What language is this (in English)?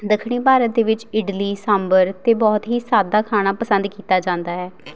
Punjabi